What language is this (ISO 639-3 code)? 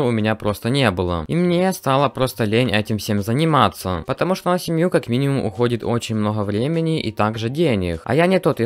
rus